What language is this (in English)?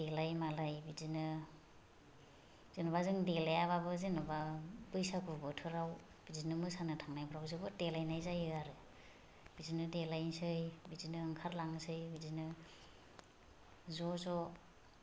Bodo